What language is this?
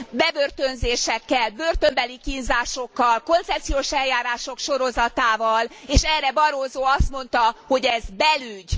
Hungarian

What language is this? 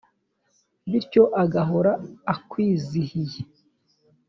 Kinyarwanda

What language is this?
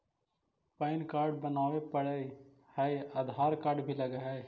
Magahi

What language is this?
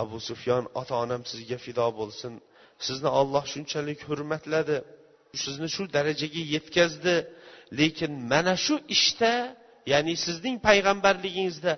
Bulgarian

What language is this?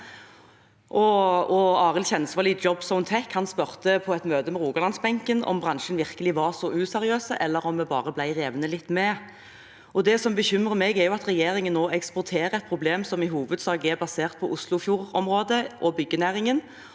Norwegian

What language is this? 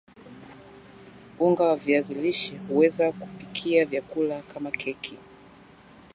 Swahili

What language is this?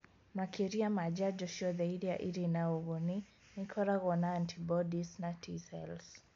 Kikuyu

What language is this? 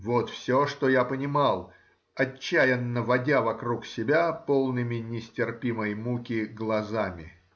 Russian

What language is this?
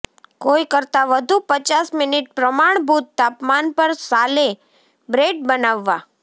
Gujarati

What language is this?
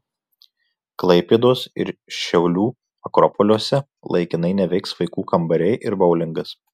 Lithuanian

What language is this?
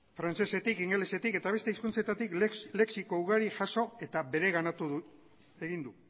Basque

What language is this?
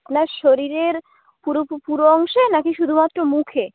Bangla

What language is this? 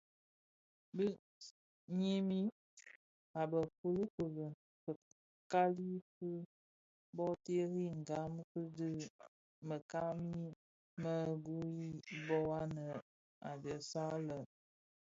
Bafia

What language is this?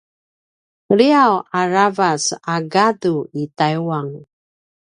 Paiwan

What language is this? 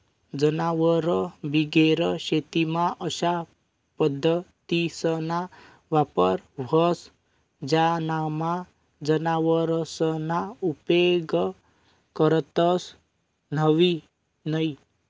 Marathi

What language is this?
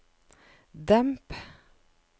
Norwegian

